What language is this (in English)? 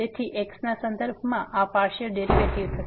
Gujarati